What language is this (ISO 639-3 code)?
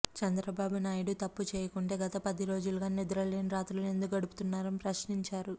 tel